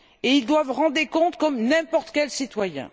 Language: French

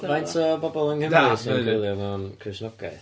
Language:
Welsh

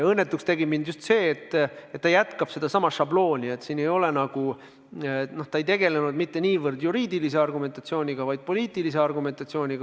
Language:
Estonian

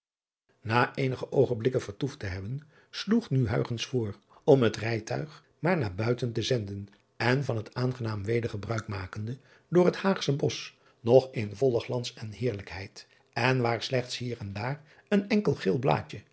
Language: Dutch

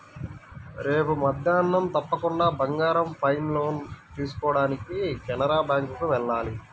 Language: Telugu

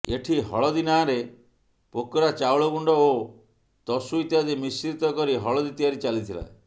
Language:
Odia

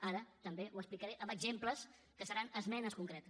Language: Catalan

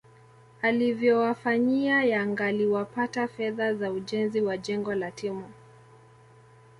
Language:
Swahili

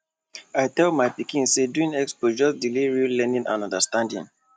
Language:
Nigerian Pidgin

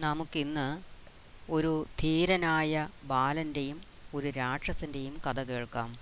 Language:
Malayalam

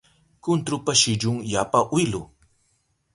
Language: Southern Pastaza Quechua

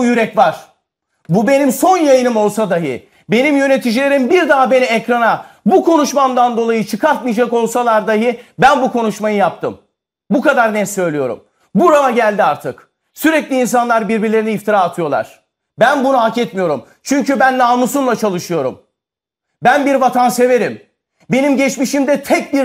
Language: Turkish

